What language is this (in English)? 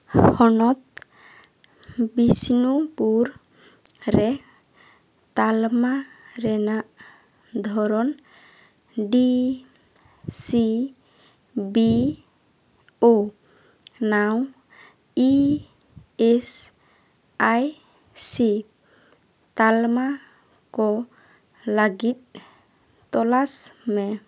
Santali